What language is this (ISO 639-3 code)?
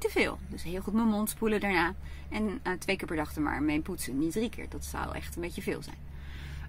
nld